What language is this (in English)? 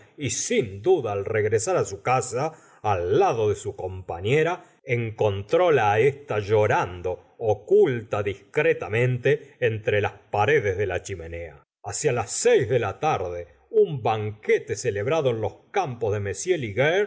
Spanish